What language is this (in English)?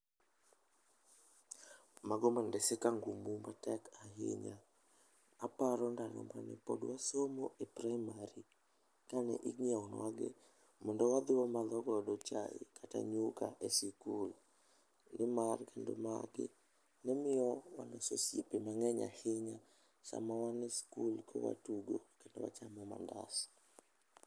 Luo (Kenya and Tanzania)